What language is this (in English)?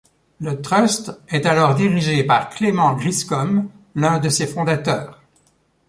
French